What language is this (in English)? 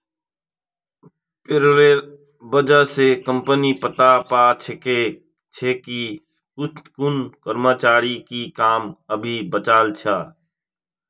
Magahi